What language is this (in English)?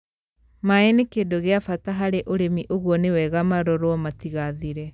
Kikuyu